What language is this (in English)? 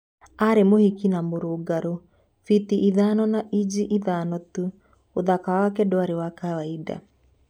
Kikuyu